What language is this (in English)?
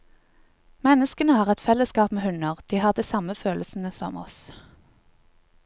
Norwegian